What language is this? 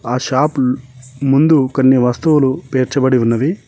Telugu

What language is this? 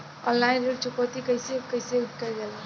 Bhojpuri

